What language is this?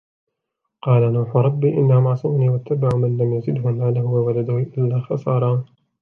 Arabic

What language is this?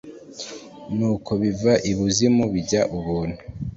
Kinyarwanda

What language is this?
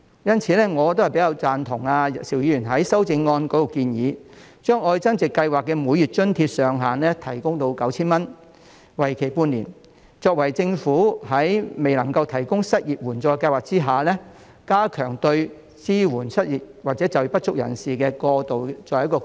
Cantonese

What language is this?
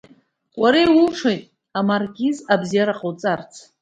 Abkhazian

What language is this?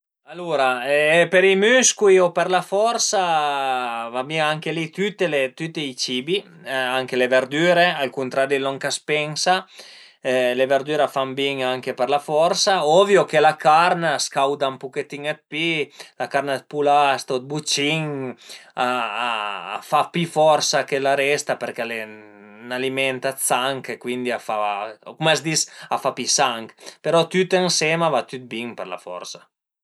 Piedmontese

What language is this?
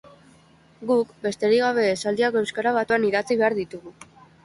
Basque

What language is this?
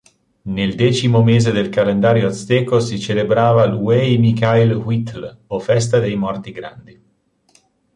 Italian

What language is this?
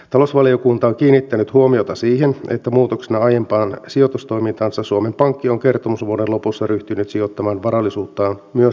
Finnish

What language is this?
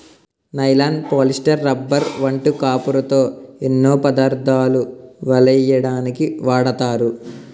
Telugu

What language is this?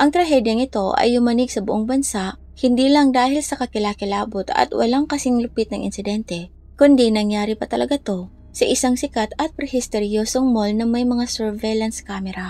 Filipino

